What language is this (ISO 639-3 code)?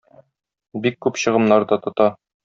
tat